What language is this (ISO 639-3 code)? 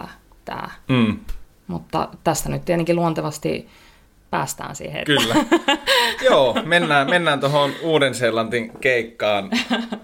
fin